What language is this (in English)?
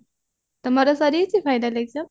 Odia